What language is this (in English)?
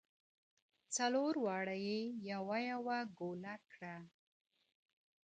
Pashto